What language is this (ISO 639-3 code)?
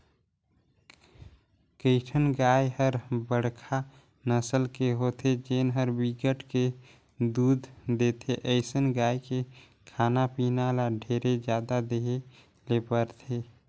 hne